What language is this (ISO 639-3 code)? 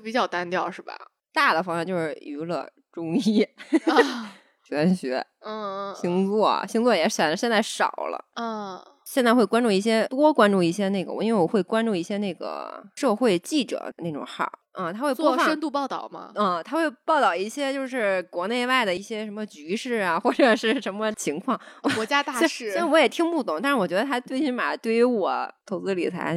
zho